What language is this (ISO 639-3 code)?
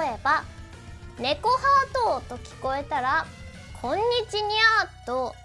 jpn